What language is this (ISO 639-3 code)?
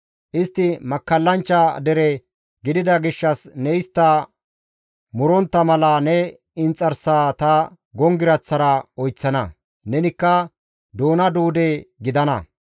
gmv